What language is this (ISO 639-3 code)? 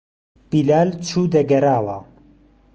ckb